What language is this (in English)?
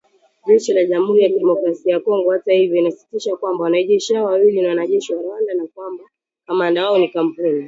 Swahili